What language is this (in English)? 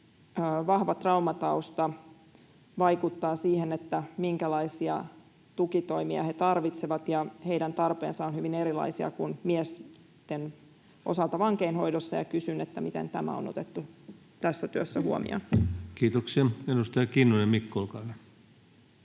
Finnish